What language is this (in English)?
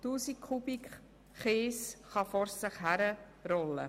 Swiss German